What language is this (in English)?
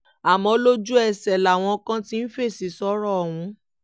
Yoruba